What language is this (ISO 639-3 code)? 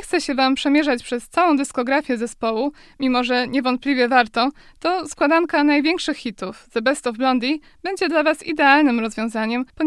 pol